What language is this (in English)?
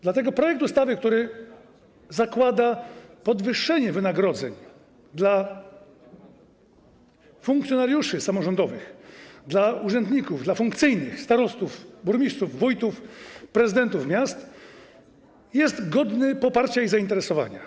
Polish